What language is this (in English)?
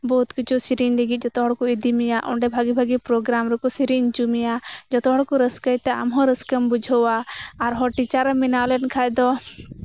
Santali